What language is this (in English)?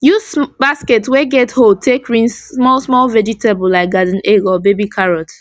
Nigerian Pidgin